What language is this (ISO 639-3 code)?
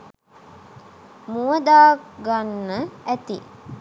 sin